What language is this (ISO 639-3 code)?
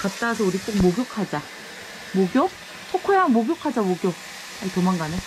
kor